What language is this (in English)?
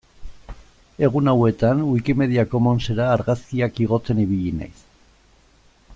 Basque